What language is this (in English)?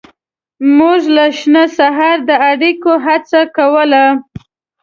Pashto